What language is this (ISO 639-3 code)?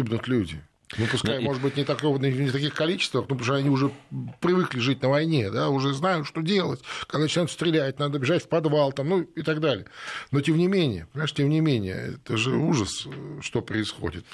rus